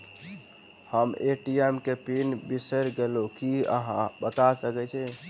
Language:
Maithili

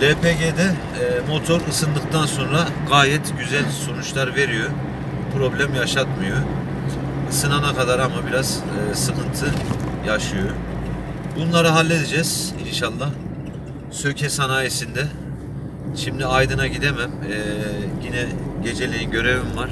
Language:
Turkish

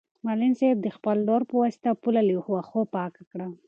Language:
Pashto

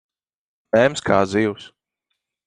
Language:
Latvian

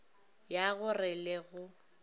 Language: Northern Sotho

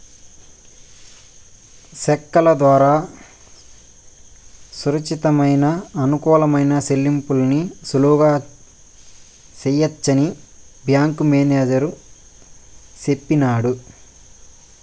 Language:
Telugu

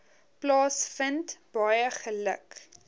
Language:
Afrikaans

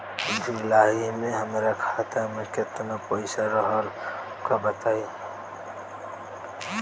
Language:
Bhojpuri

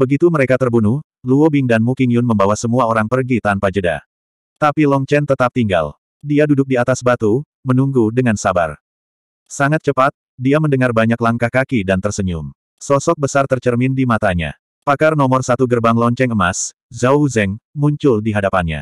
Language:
Indonesian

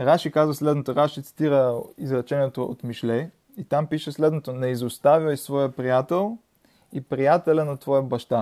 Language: Bulgarian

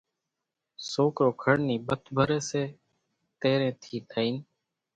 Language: Kachi Koli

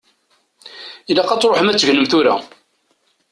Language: Kabyle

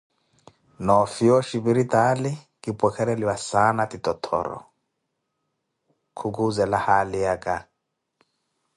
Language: Koti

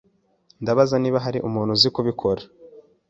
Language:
Kinyarwanda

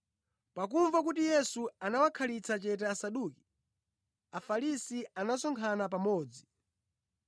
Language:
Nyanja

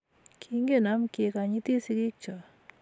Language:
Kalenjin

